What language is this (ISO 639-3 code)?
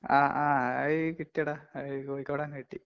mal